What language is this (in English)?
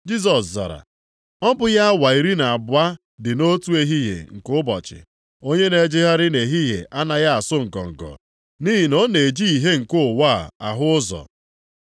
Igbo